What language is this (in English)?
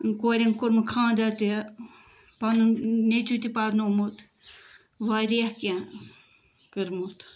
Kashmiri